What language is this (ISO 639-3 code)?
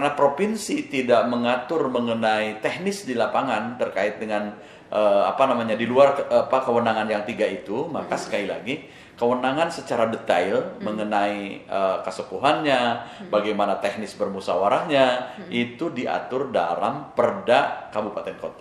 ind